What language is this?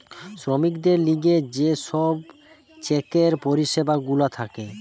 Bangla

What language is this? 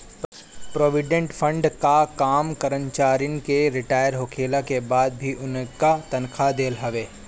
Bhojpuri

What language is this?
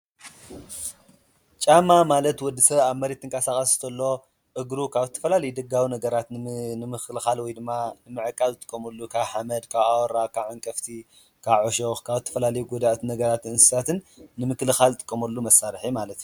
Tigrinya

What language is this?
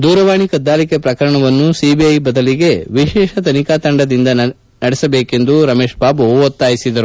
Kannada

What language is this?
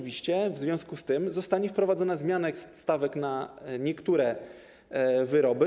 Polish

